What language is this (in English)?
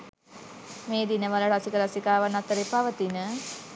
Sinhala